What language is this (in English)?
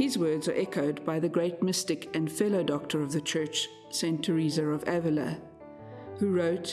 English